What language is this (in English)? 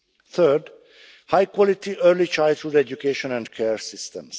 English